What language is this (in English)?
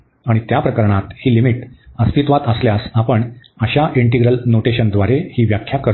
Marathi